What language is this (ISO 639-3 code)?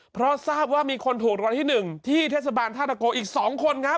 tha